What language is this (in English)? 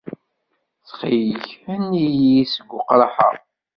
Kabyle